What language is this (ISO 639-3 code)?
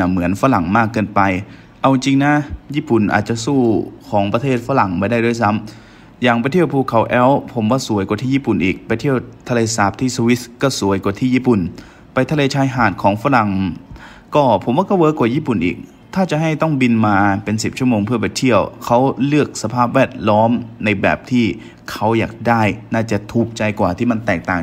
tha